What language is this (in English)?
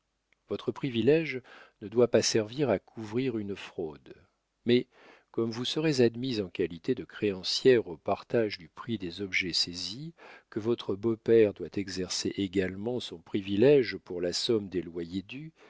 French